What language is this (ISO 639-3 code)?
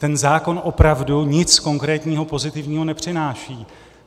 ces